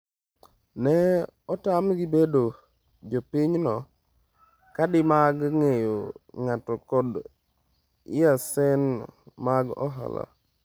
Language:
Luo (Kenya and Tanzania)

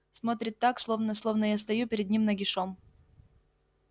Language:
Russian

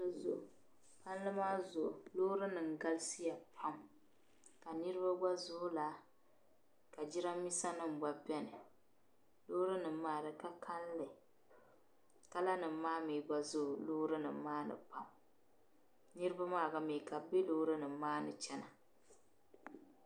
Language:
Dagbani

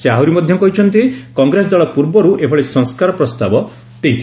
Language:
Odia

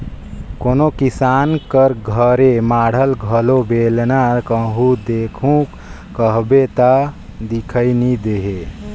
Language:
Chhattisgarhi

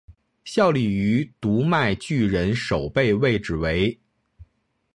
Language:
Chinese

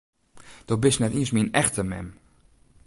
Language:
Western Frisian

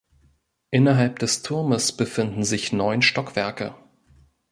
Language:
German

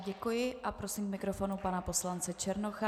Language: Czech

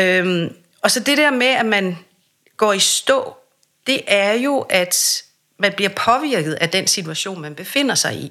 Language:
Danish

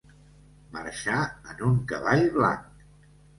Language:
Catalan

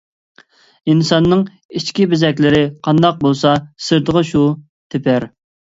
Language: Uyghur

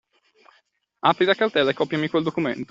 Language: Italian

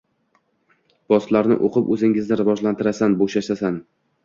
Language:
Uzbek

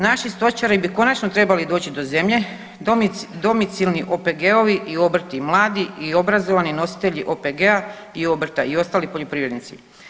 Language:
Croatian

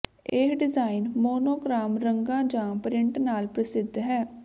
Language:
Punjabi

